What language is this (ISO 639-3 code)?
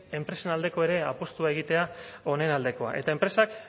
eus